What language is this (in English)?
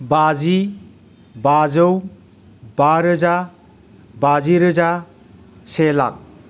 Bodo